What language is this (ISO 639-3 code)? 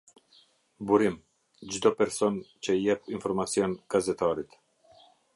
sqi